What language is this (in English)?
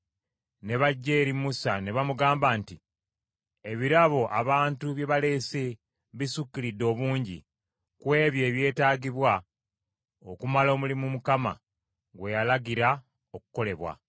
Ganda